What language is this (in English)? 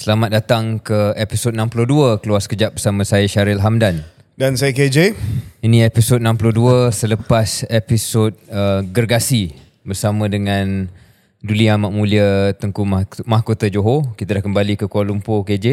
Malay